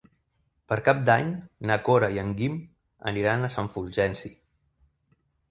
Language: Catalan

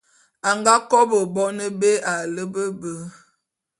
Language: Bulu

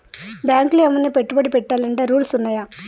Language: Telugu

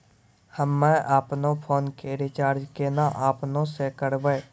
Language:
Maithili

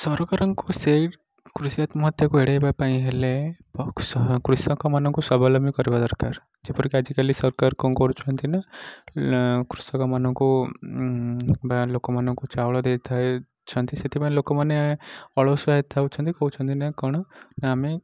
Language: Odia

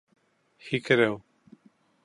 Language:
Bashkir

